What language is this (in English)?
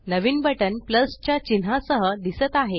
Marathi